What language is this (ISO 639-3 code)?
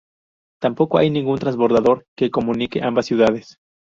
spa